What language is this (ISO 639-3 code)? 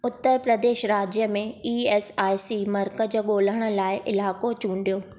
snd